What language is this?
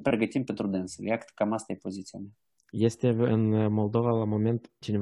Romanian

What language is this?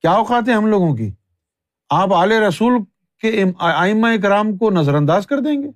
Urdu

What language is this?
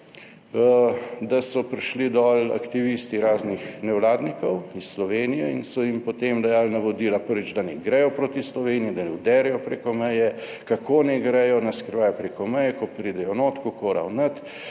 Slovenian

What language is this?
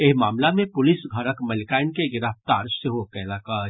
Maithili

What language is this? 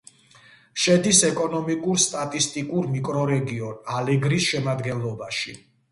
Georgian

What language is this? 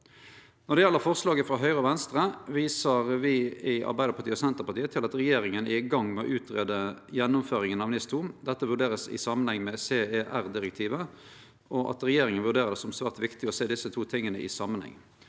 Norwegian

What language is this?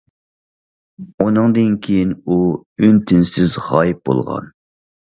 Uyghur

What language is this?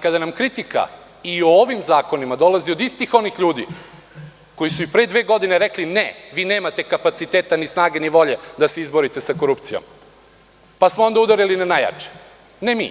Serbian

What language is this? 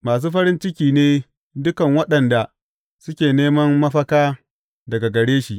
Hausa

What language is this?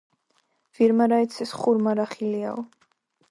Georgian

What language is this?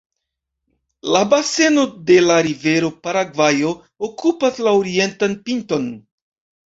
Esperanto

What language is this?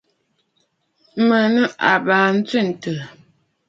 Bafut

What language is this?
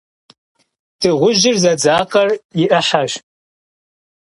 Kabardian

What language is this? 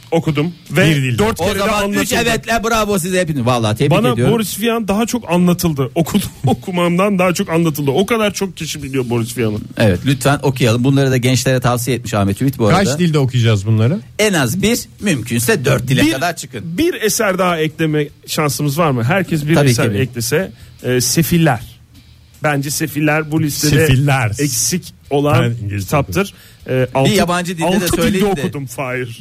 Turkish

